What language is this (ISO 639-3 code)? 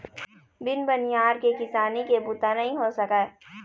hne